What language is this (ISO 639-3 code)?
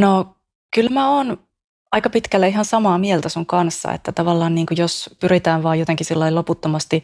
fin